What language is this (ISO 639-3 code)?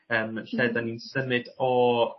cym